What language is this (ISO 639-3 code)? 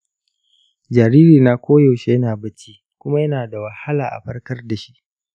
hau